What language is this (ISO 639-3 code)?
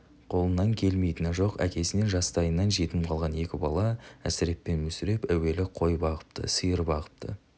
kaz